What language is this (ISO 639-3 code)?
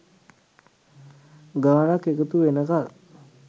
sin